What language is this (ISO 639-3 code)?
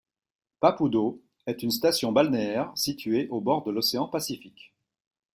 fra